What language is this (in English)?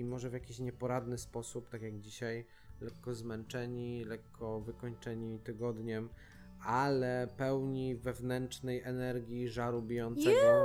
Polish